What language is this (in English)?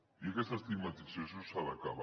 Catalan